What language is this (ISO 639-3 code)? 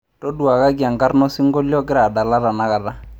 mas